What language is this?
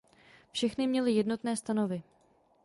Czech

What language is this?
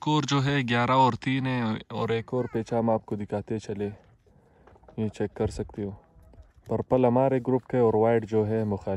Romanian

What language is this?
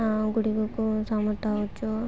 Odia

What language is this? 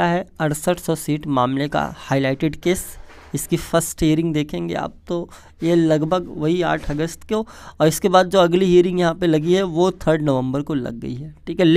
Hindi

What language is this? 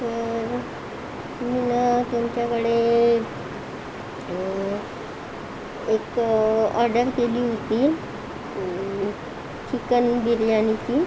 Marathi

